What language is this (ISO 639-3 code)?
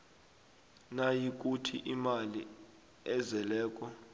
nbl